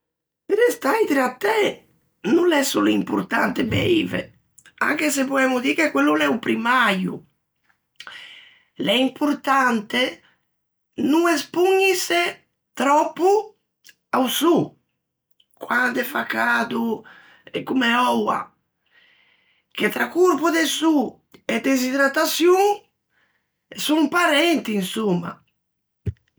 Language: Ligurian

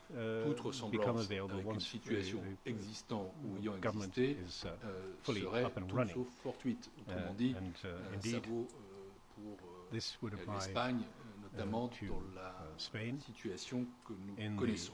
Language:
English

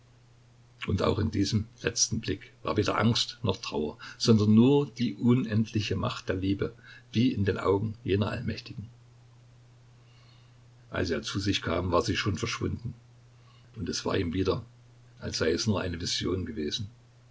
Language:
German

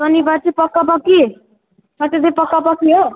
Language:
Nepali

